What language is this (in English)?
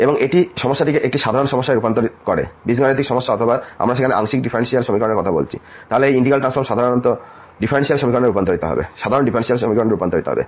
Bangla